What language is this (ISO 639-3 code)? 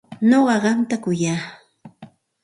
qxt